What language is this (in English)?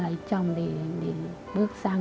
Vietnamese